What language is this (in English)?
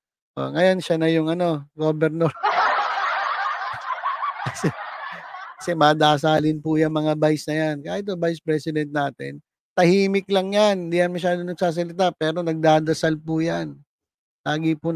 Filipino